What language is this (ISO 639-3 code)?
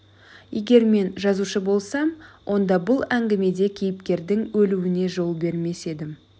kaz